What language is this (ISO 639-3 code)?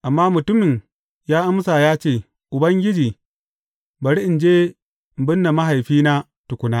hau